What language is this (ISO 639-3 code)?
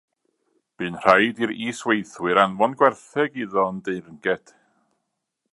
cym